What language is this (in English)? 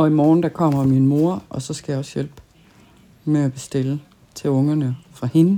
Danish